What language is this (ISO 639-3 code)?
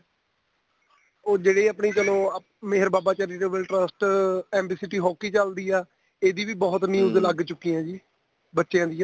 pan